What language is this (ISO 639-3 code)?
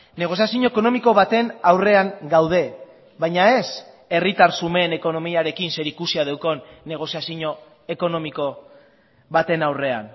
eus